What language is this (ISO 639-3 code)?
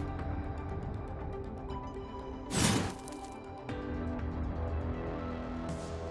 jpn